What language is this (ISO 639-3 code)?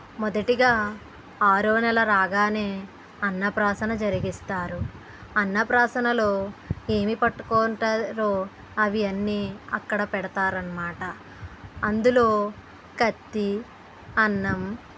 tel